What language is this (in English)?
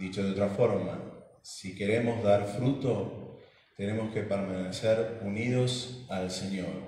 Spanish